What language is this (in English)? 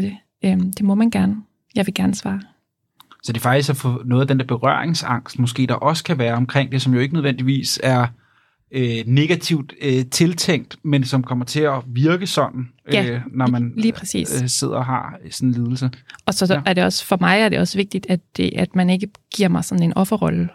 Danish